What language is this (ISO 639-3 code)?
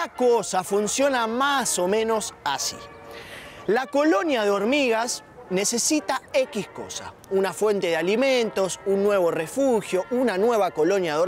spa